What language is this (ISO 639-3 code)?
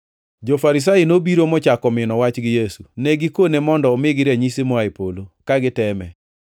luo